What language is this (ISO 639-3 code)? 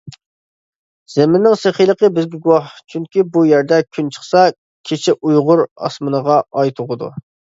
uig